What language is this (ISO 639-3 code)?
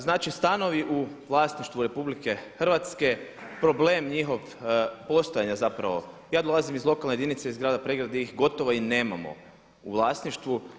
hrv